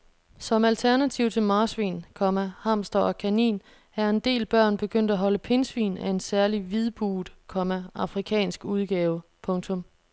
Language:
Danish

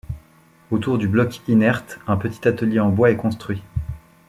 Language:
French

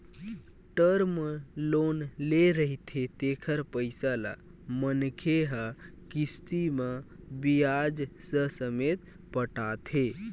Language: Chhattisgarhi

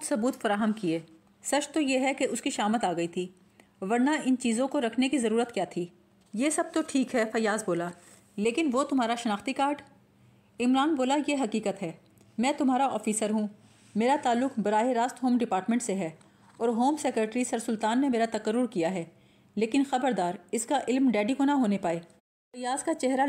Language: Urdu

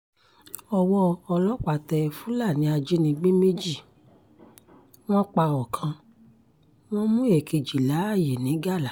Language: Yoruba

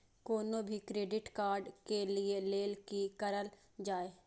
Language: Maithili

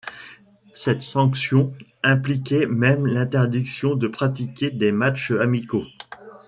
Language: French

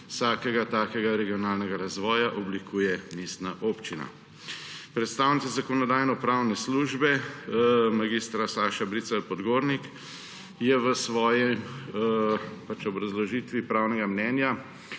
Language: Slovenian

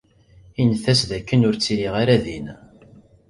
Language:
Kabyle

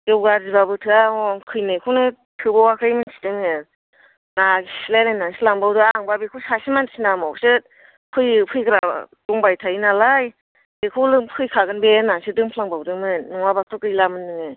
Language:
Bodo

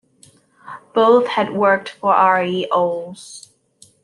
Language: English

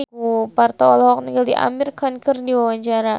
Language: Sundanese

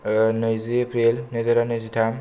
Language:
Bodo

